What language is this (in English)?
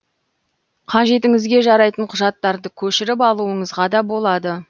Kazakh